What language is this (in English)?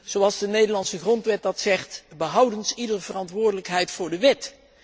Dutch